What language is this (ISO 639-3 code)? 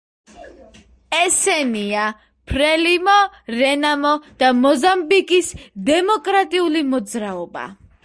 kat